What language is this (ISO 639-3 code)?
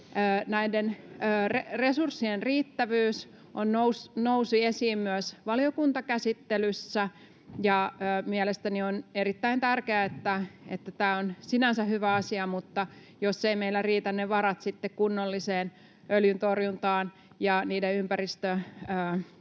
fin